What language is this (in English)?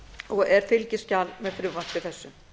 Icelandic